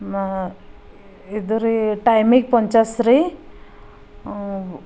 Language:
Kannada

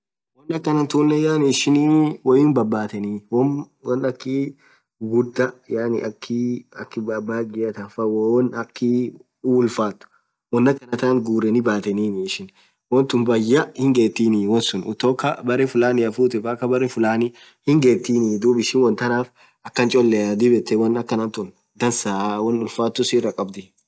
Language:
Orma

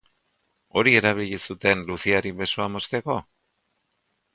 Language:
Basque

